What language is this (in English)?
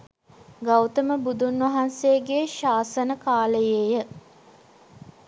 Sinhala